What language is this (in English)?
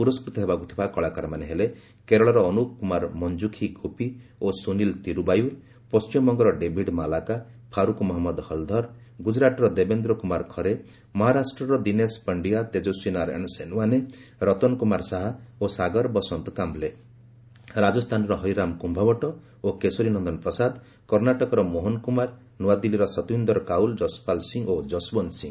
Odia